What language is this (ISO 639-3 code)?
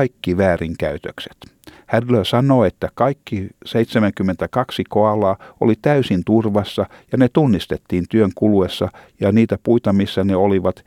fin